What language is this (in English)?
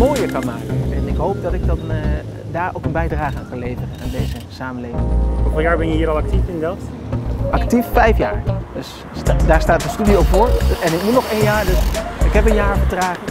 Dutch